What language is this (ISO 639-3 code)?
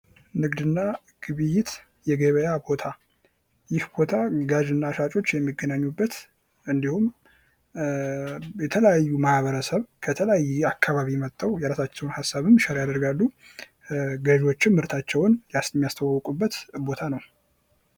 amh